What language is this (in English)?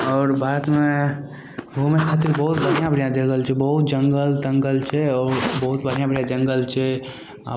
Maithili